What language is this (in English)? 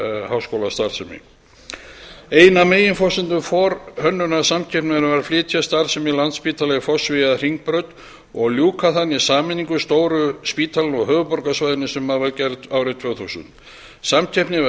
Icelandic